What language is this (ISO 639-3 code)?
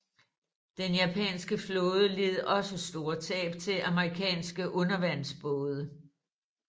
dan